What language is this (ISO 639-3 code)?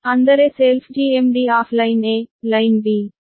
kan